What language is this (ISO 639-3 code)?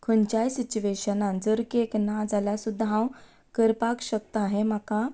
kok